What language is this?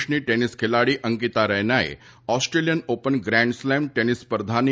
Gujarati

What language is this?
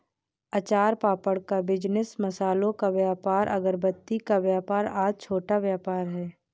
Hindi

